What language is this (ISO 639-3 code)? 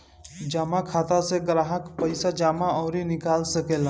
bho